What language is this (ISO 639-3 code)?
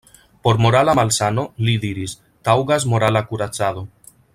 epo